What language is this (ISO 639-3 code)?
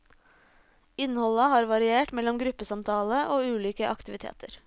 nor